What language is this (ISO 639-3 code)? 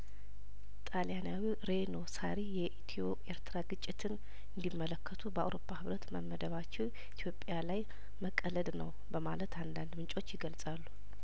amh